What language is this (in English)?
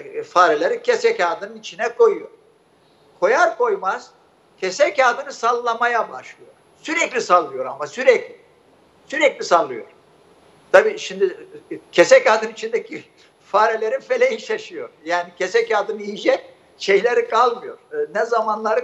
Turkish